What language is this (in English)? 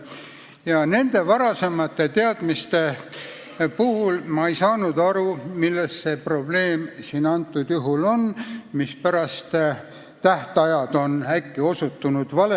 Estonian